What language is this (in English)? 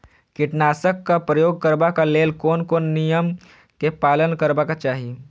Maithili